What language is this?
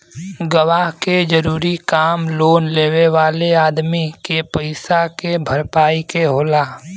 Bhojpuri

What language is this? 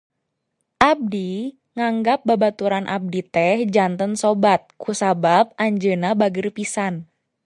Sundanese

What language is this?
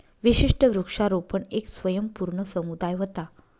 Marathi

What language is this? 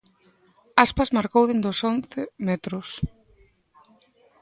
Galician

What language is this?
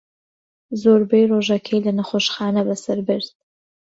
Central Kurdish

